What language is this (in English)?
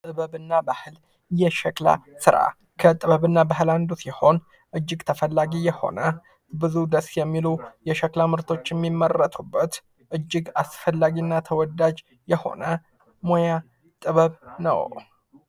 Amharic